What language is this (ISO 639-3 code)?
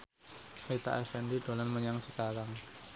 jav